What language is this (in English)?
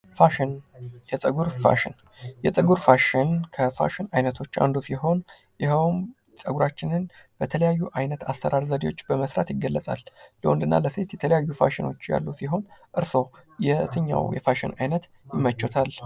Amharic